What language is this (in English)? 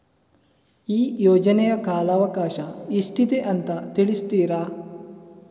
Kannada